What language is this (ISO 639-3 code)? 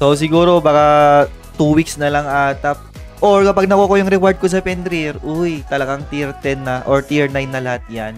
fil